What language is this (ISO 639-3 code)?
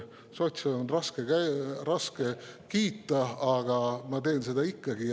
est